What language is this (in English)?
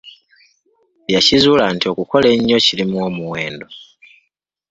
Ganda